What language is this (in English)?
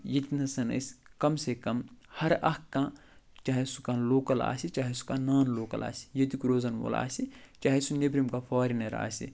Kashmiri